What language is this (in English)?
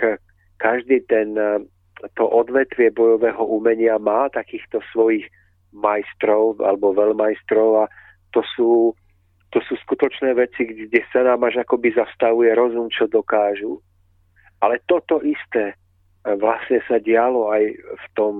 Czech